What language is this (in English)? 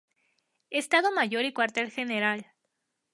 Spanish